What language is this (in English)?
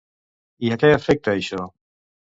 Catalan